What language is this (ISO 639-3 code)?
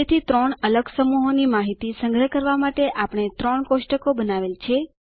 guj